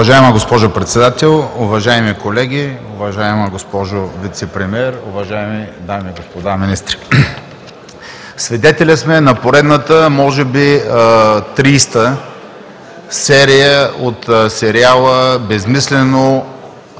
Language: Bulgarian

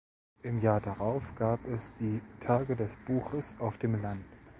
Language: German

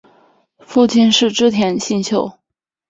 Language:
Chinese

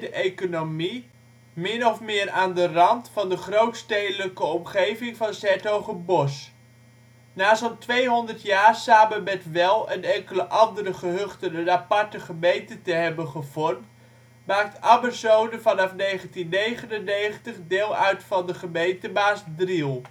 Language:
Dutch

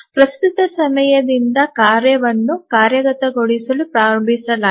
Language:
Kannada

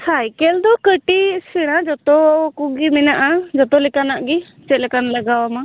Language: Santali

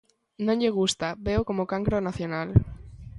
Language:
Galician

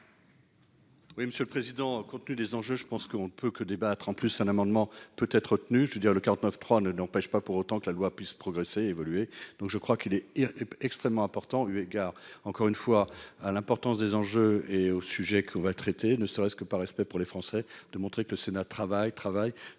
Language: French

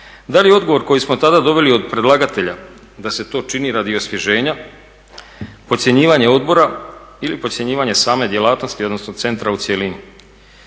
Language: Croatian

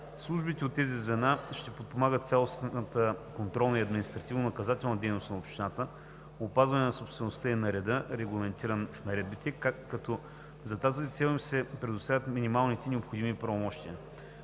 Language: Bulgarian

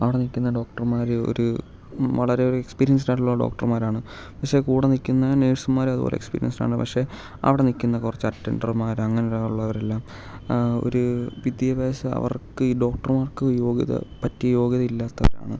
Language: Malayalam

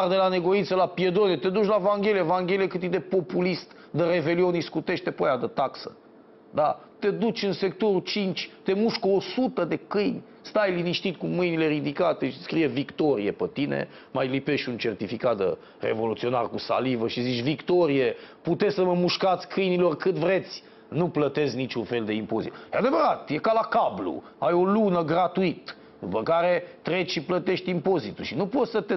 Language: Romanian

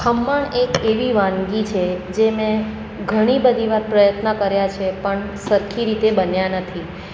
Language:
Gujarati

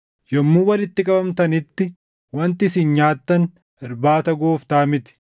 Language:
Oromo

